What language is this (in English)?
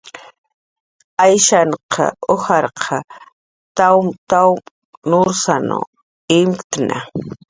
Jaqaru